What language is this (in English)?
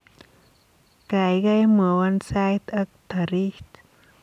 Kalenjin